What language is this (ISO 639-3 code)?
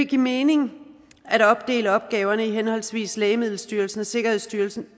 dan